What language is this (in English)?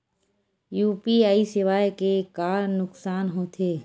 Chhattisgarhi